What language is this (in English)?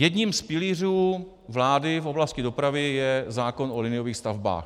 Czech